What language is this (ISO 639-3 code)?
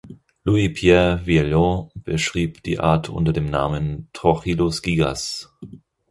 deu